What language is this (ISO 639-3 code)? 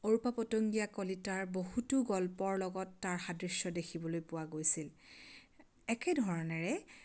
asm